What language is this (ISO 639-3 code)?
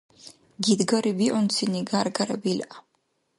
dar